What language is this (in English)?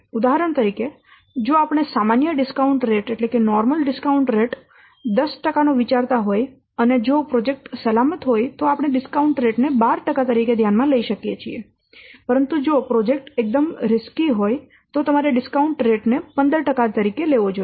Gujarati